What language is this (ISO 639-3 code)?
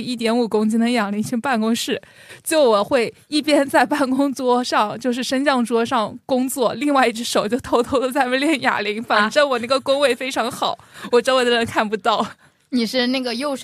zho